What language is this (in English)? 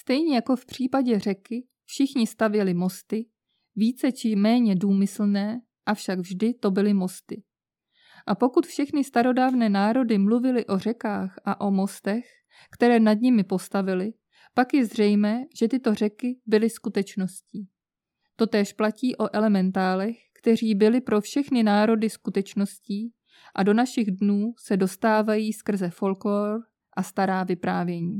Czech